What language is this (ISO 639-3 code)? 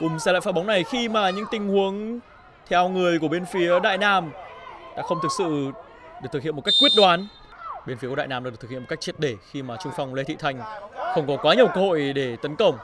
vie